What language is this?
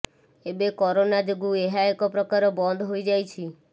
Odia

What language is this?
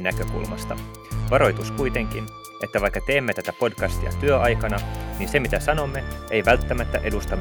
Finnish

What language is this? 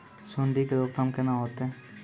Maithili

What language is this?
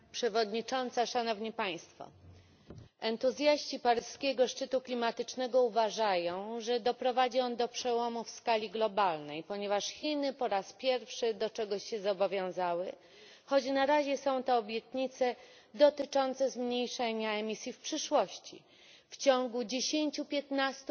Polish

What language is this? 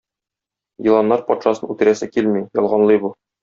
Tatar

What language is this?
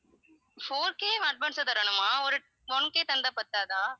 Tamil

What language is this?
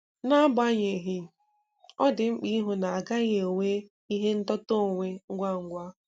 Igbo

